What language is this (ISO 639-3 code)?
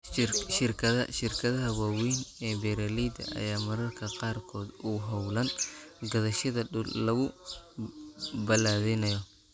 som